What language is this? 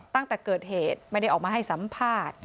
Thai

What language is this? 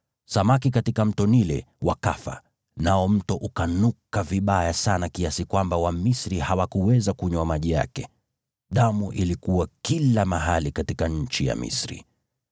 Swahili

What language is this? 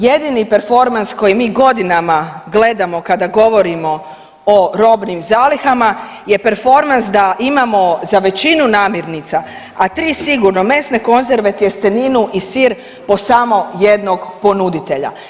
Croatian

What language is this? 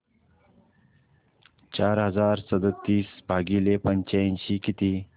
Marathi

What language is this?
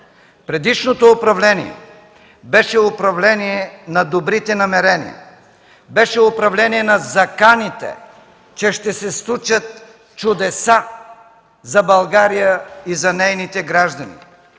Bulgarian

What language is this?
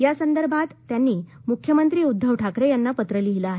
Marathi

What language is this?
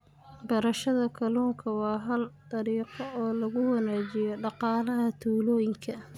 Somali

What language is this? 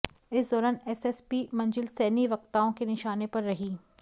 Hindi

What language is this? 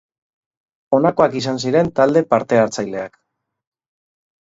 Basque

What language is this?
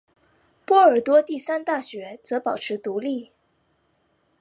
Chinese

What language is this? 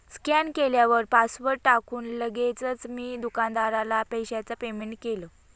Marathi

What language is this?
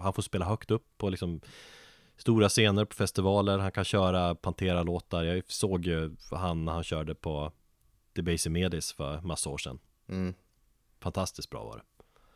Swedish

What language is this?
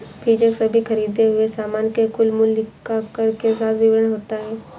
Hindi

